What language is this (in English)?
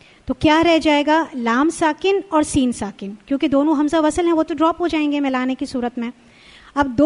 Arabic